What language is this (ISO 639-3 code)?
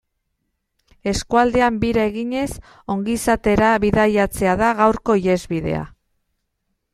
eus